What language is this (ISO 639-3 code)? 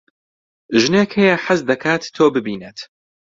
ckb